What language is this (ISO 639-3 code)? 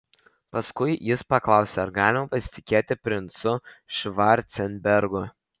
lit